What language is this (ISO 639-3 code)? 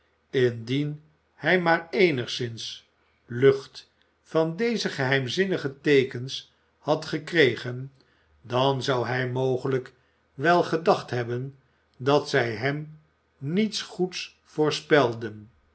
nld